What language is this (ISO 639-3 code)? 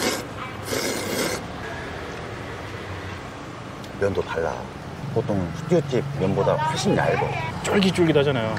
kor